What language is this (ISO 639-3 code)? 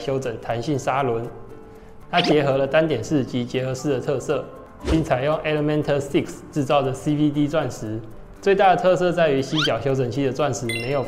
zho